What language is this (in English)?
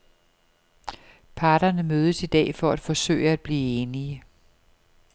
Danish